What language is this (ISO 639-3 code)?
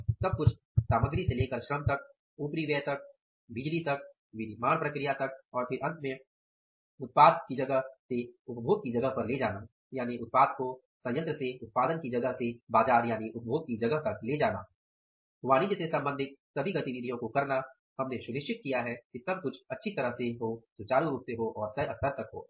hin